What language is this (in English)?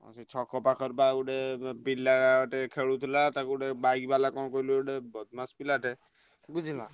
Odia